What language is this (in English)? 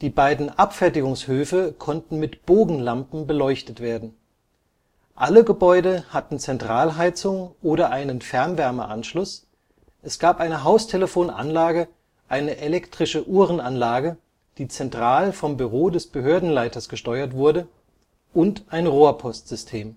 German